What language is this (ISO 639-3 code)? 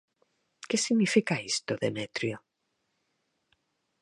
glg